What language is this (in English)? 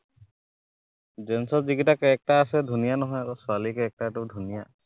Assamese